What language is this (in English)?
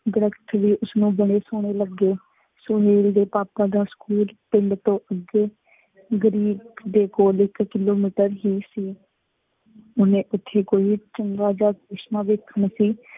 Punjabi